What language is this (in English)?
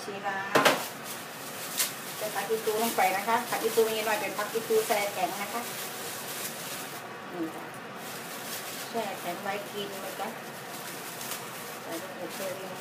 Thai